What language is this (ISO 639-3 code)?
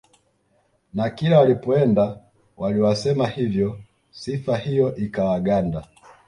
swa